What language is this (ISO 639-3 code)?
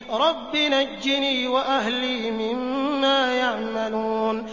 ara